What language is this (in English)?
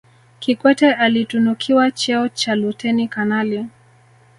Swahili